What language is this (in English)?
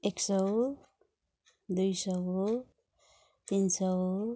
Nepali